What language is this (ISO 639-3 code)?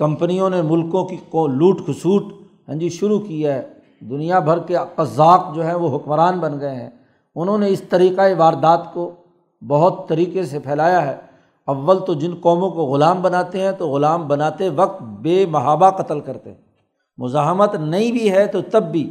urd